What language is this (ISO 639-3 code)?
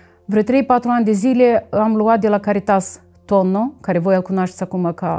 ron